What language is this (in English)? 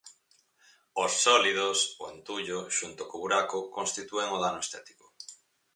Galician